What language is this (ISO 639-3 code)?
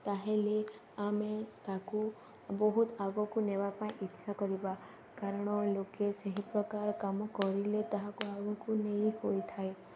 ori